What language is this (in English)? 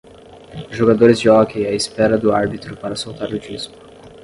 Portuguese